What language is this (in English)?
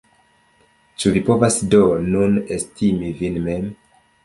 Esperanto